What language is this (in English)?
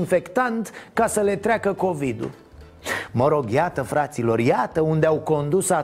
Romanian